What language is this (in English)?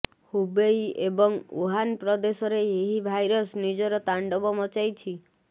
Odia